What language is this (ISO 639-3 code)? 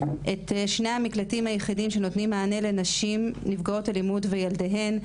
heb